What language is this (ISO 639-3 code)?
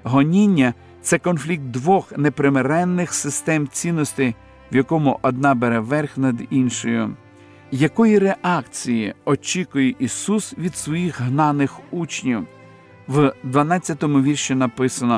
ukr